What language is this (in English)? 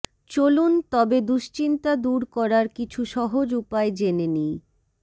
Bangla